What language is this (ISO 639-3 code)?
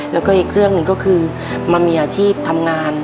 tha